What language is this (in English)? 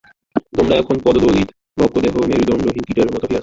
Bangla